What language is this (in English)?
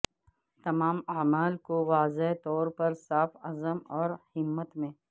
Urdu